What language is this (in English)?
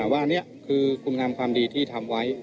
Thai